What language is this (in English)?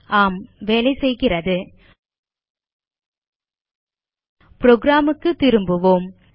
Tamil